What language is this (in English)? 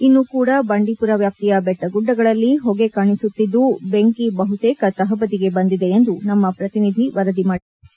Kannada